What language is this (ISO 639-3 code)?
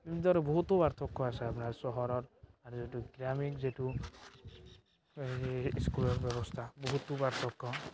asm